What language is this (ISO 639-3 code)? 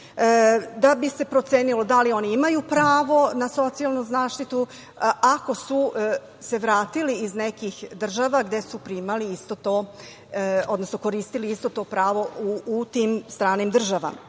srp